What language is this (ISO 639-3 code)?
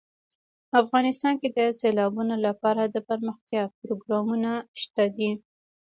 pus